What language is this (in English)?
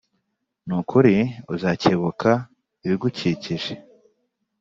Kinyarwanda